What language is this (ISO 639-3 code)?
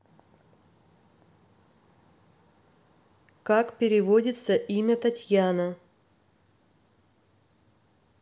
rus